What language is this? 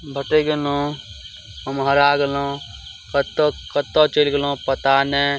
Maithili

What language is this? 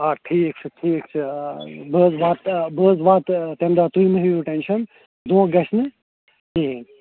Kashmiri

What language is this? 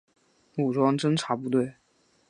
Chinese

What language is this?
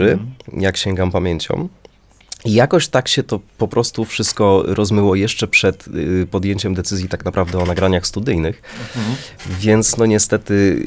Polish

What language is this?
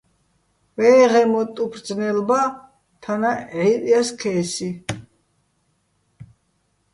Bats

